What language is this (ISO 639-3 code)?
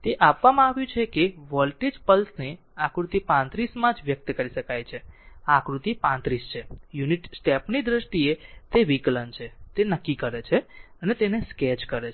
guj